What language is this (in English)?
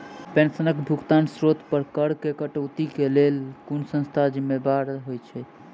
Maithili